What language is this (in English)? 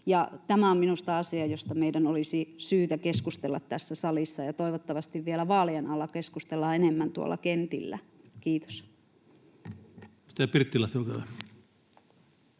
Finnish